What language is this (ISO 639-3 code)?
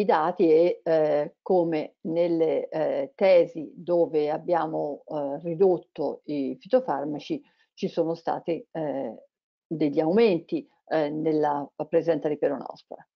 ita